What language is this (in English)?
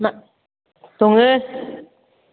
Bodo